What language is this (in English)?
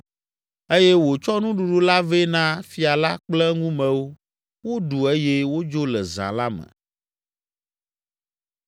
Ewe